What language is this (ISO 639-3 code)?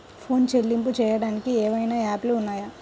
tel